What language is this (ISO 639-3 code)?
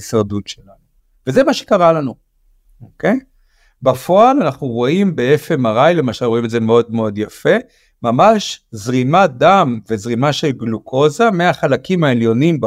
heb